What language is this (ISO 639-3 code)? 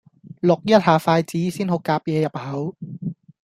yue